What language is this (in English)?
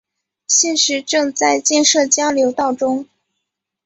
Chinese